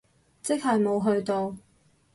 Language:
Cantonese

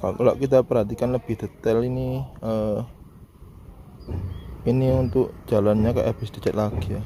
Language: Indonesian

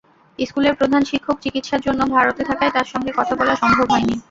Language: Bangla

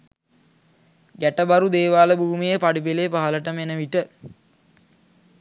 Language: Sinhala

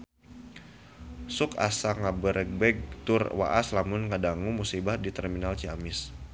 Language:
Sundanese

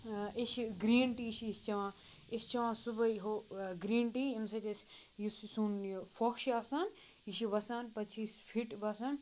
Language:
Kashmiri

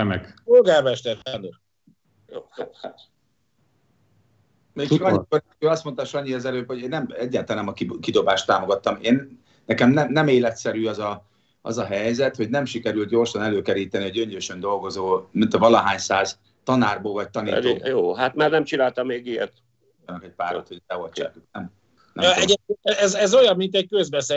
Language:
Hungarian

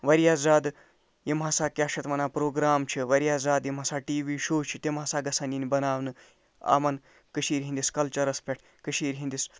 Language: Kashmiri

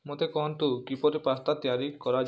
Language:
Odia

